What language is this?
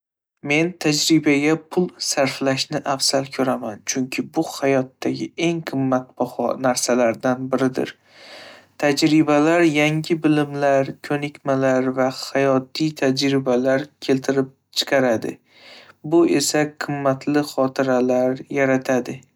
Uzbek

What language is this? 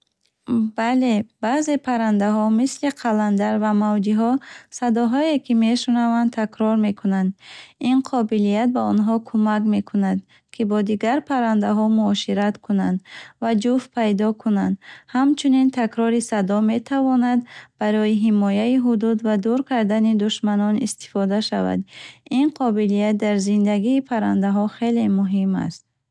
Bukharic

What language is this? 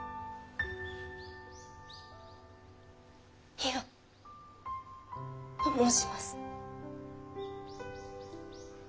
Japanese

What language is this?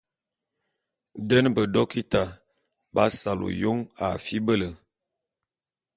Bulu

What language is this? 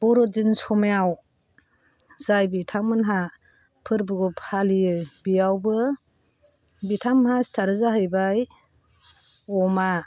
Bodo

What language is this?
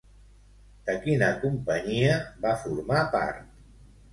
Catalan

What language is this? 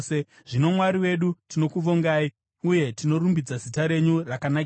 Shona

